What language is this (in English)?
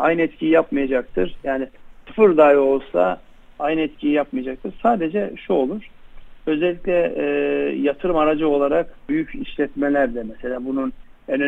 Turkish